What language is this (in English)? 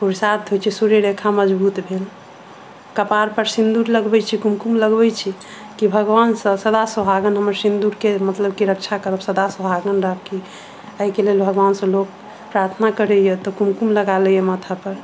Maithili